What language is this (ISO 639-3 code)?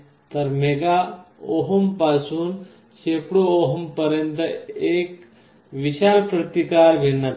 mar